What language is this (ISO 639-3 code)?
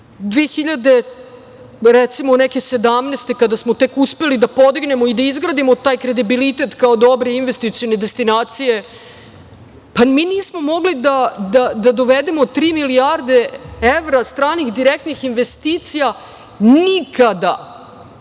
srp